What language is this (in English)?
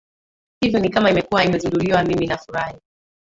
Swahili